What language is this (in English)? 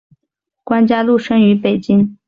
Chinese